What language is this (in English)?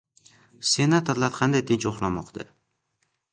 Uzbek